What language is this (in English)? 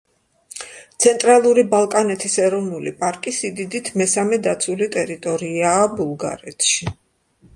Georgian